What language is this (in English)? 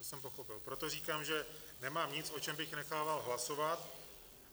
Czech